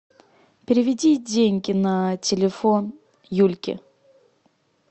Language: Russian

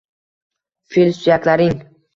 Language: Uzbek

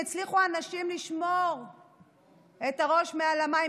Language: Hebrew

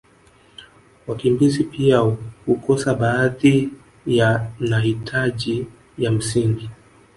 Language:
Swahili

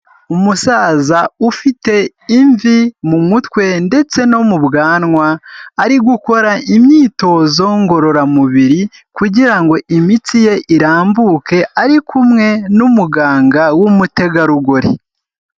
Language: Kinyarwanda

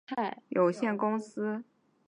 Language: Chinese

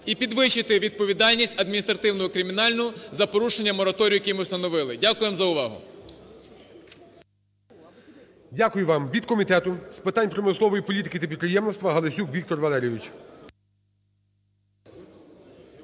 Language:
Ukrainian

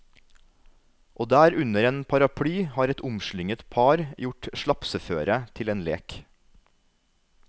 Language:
Norwegian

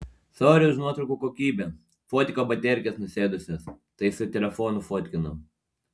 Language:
Lithuanian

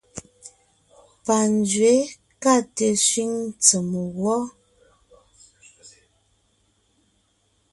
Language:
Ngiemboon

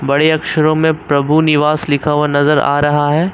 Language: Hindi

